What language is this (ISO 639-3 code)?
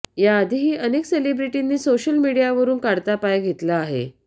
mar